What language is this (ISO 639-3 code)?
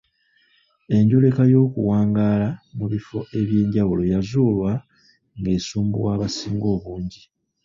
lug